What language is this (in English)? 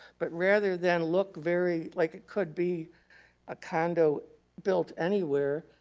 English